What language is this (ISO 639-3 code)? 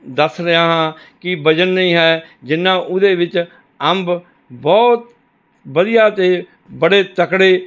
pan